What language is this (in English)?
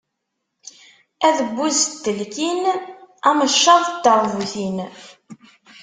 Kabyle